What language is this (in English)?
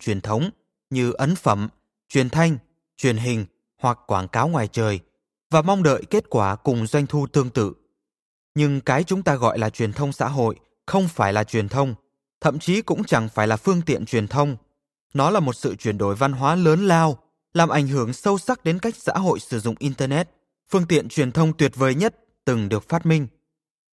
Vietnamese